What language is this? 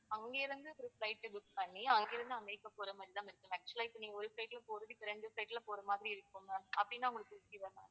Tamil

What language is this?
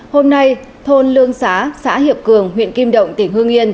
Vietnamese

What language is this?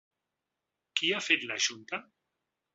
Catalan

